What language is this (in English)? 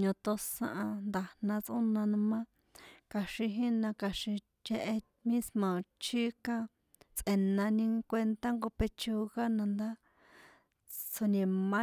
San Juan Atzingo Popoloca